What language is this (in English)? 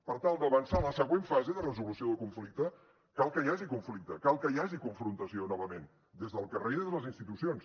Catalan